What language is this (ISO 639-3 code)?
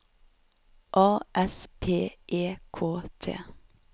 nor